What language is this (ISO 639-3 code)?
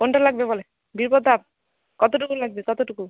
ben